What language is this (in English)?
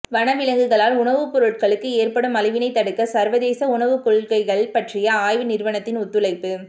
Tamil